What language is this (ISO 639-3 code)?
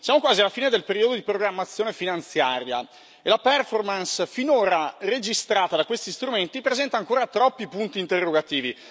ita